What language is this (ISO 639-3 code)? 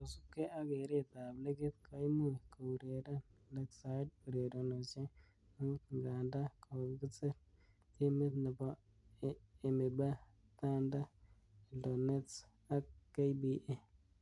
kln